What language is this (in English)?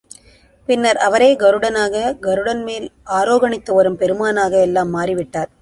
Tamil